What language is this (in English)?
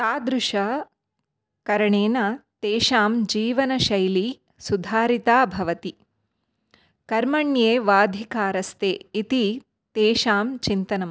Sanskrit